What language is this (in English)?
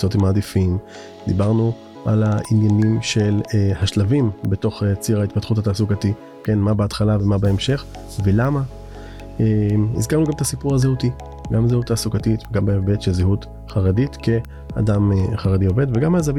Hebrew